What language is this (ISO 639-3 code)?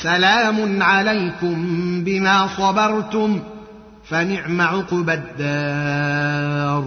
ara